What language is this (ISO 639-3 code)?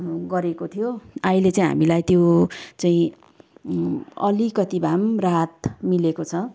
nep